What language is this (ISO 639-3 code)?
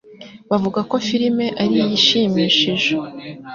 kin